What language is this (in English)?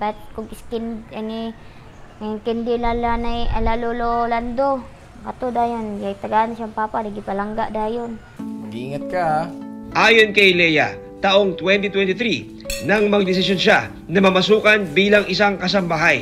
Filipino